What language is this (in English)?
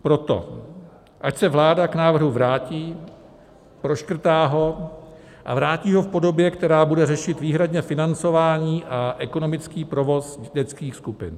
Czech